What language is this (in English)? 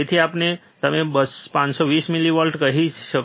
Gujarati